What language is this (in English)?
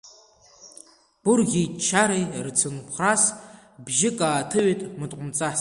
Abkhazian